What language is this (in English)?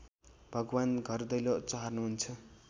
Nepali